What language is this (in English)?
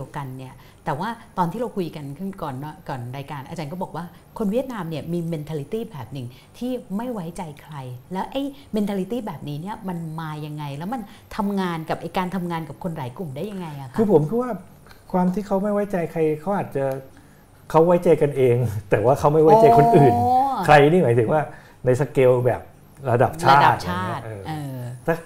Thai